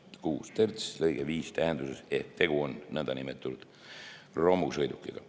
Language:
Estonian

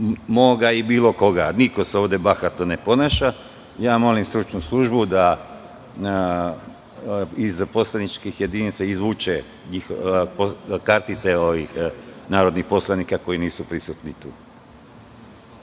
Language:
Serbian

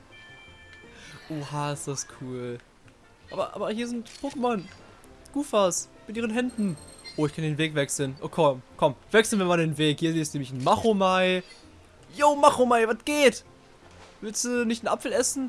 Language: German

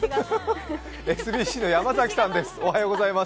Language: Japanese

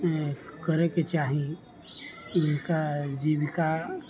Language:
Maithili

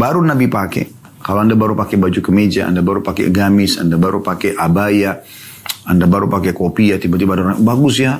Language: Indonesian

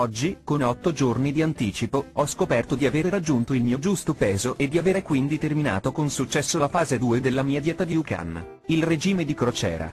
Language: Italian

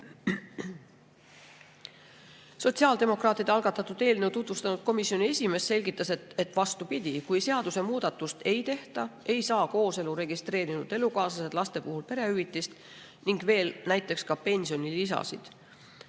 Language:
Estonian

